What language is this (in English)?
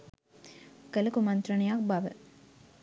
Sinhala